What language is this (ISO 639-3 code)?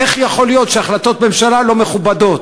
heb